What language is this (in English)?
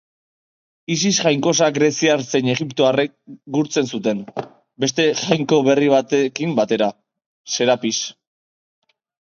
Basque